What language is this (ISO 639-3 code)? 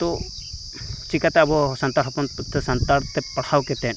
sat